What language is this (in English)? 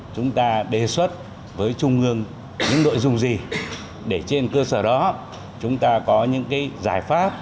Vietnamese